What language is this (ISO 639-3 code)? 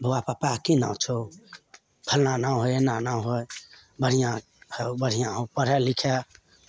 mai